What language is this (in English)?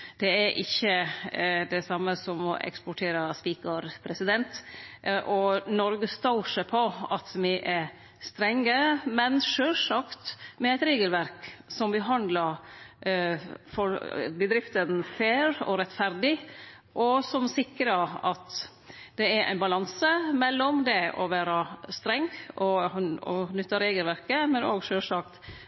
Norwegian Nynorsk